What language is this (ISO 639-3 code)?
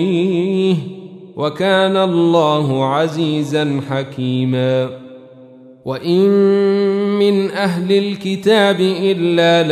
ara